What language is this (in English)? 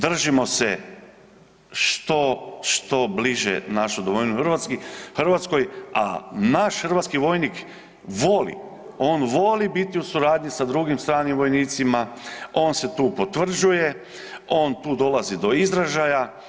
Croatian